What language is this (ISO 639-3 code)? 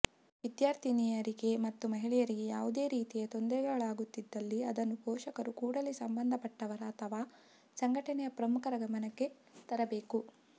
kan